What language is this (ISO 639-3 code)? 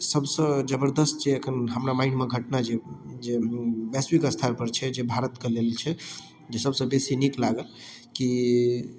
mai